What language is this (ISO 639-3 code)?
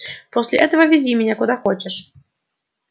rus